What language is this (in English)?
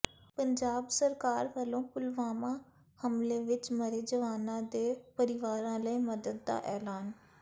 Punjabi